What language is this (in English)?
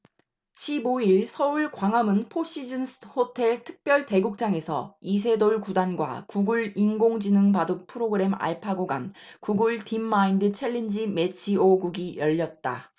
Korean